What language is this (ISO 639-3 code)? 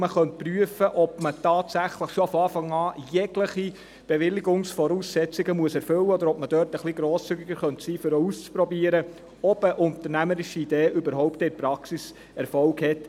gsw